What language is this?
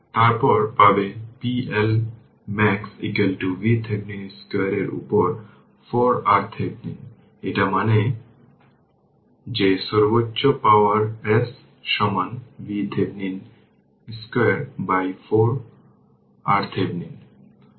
Bangla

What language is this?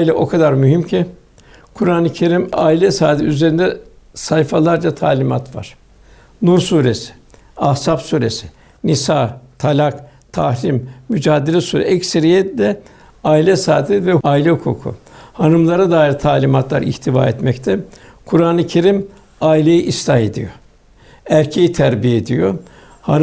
Turkish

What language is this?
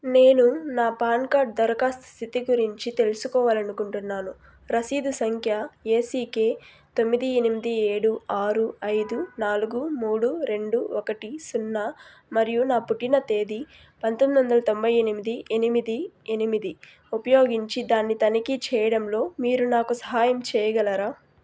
Telugu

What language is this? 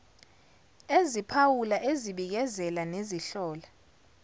Zulu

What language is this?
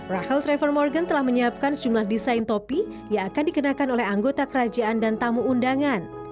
Indonesian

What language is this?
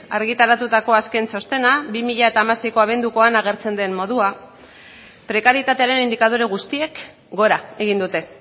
Basque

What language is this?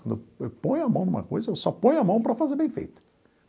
Portuguese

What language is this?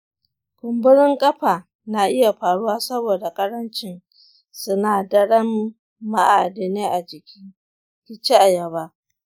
Hausa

